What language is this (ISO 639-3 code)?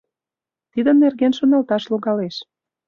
chm